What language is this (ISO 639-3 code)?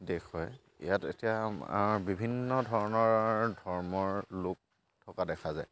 asm